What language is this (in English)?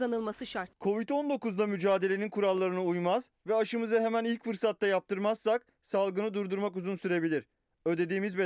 Turkish